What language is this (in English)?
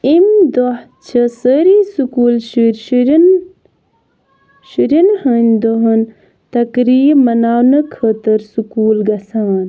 Kashmiri